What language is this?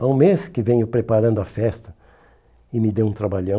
Portuguese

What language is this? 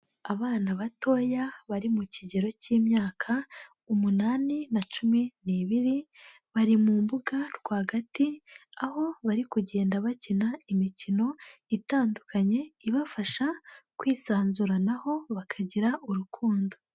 Kinyarwanda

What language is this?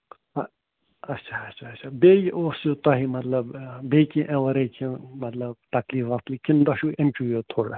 Kashmiri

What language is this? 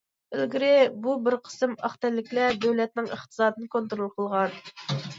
Uyghur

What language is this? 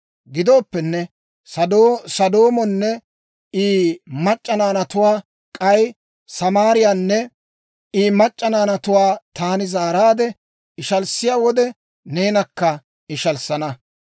Dawro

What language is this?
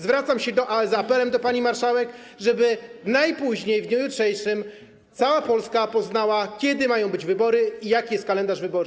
Polish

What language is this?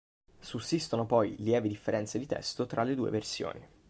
Italian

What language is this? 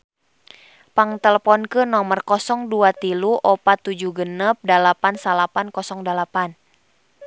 Sundanese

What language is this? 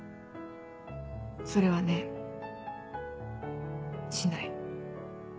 Japanese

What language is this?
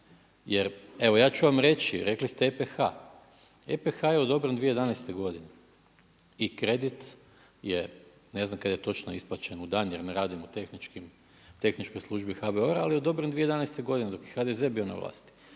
Croatian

